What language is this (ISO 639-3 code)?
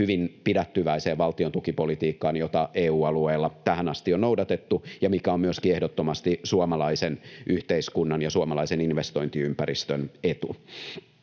fin